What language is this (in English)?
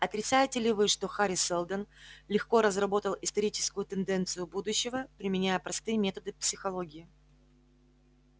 Russian